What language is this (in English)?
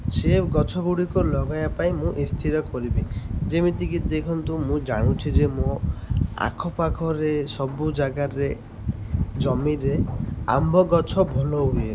Odia